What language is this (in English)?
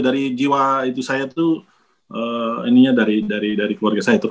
Indonesian